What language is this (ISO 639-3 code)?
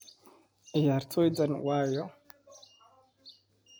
som